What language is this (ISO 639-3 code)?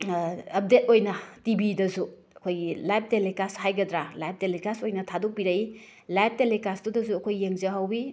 mni